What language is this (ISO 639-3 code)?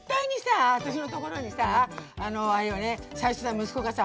jpn